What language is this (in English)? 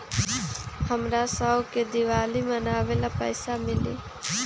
Magahi